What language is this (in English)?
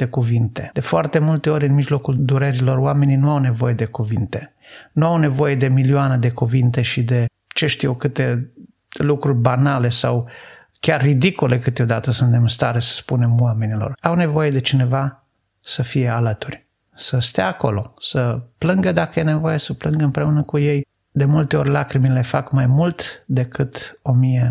Romanian